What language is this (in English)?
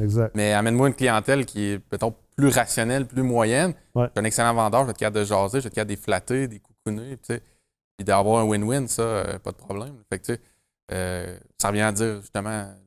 French